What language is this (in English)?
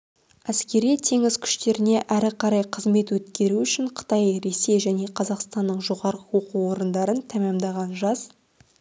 Kazakh